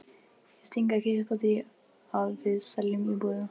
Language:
Icelandic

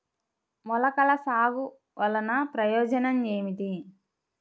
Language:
Telugu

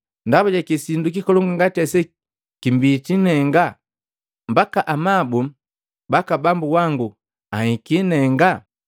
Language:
Matengo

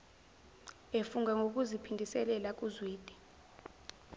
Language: Zulu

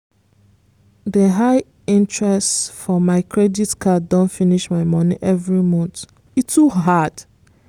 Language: Nigerian Pidgin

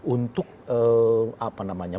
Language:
Indonesian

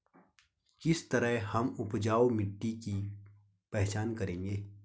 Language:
Hindi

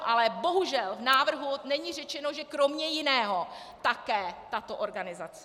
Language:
Czech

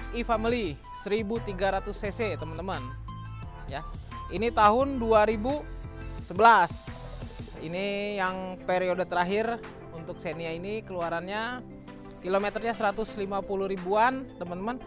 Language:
Indonesian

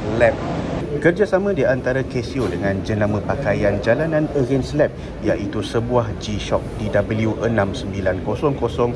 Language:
Malay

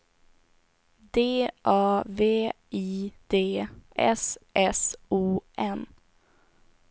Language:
Swedish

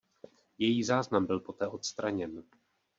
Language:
Czech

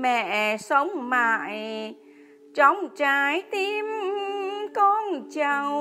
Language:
Vietnamese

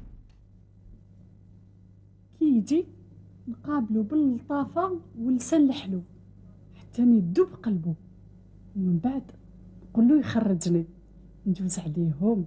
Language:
Arabic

